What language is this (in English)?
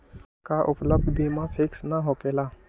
Magahi